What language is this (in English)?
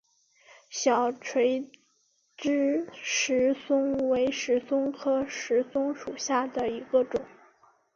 Chinese